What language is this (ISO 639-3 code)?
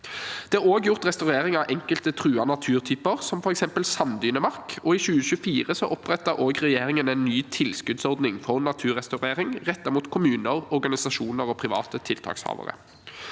nor